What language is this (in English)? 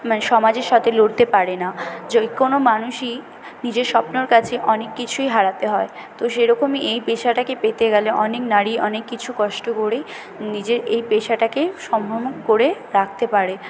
Bangla